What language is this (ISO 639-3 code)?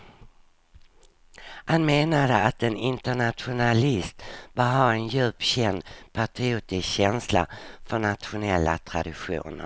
swe